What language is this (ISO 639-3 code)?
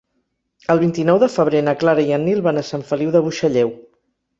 cat